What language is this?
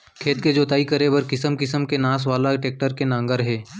Chhattisgarhi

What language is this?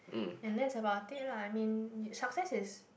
English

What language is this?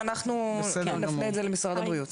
Hebrew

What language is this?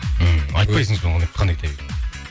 Kazakh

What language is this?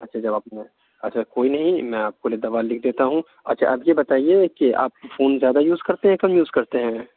Urdu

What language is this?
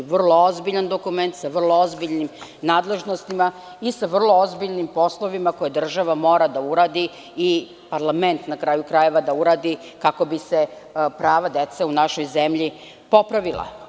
Serbian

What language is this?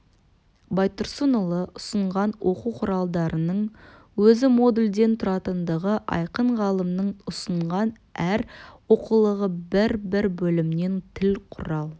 Kazakh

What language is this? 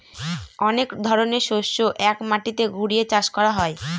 Bangla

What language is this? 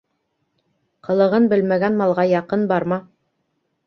Bashkir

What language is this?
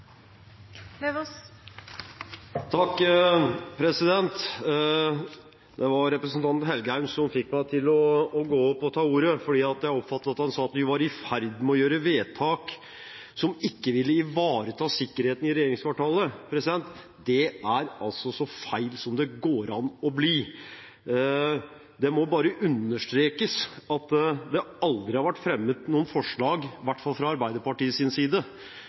Norwegian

